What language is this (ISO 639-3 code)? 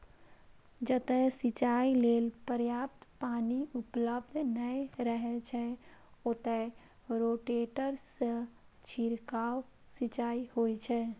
mai